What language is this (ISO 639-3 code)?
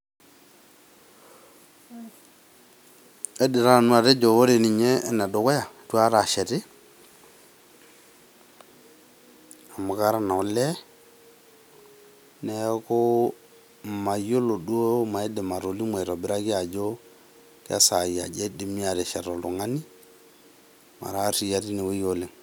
mas